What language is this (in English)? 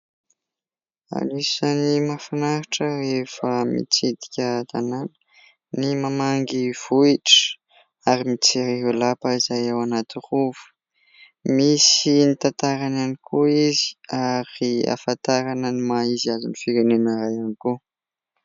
Malagasy